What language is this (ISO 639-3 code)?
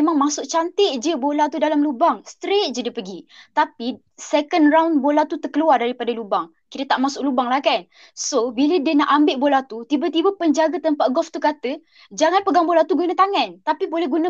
msa